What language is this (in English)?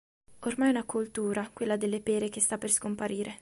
Italian